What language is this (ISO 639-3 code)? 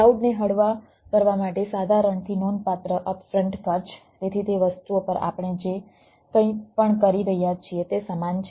guj